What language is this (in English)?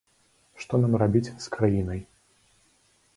Belarusian